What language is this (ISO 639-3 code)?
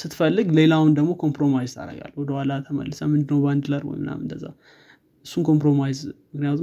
amh